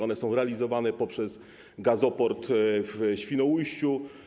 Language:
Polish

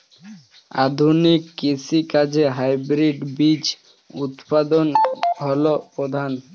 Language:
Bangla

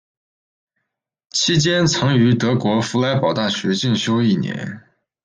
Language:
Chinese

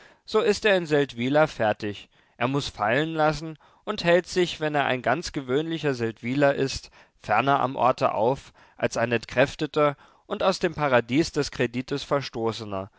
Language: German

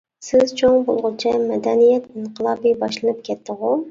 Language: Uyghur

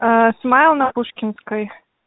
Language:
Russian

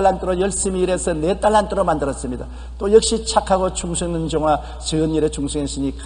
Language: Korean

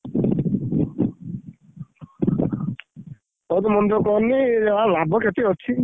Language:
Odia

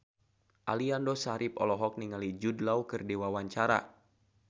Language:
Sundanese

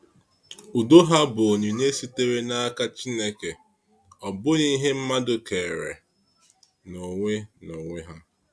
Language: Igbo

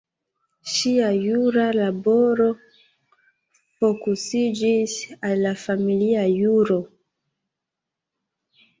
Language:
Esperanto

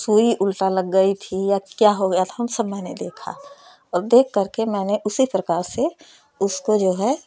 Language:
Hindi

